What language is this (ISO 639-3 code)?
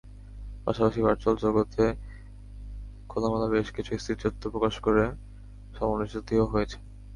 ben